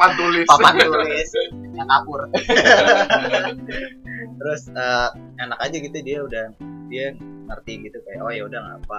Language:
Indonesian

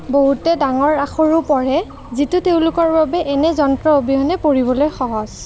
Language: Assamese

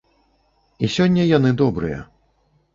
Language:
Belarusian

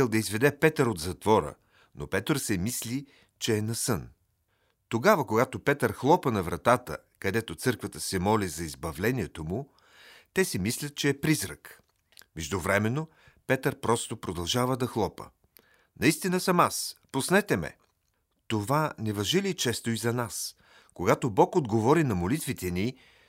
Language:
Bulgarian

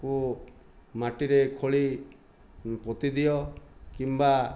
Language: Odia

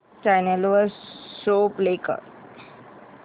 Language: Marathi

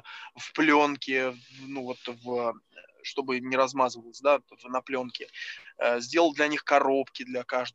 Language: Russian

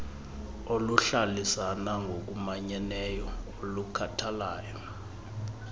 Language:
Xhosa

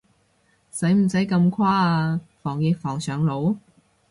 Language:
Cantonese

